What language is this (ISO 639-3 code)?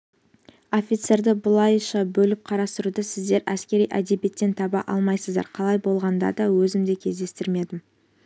kaz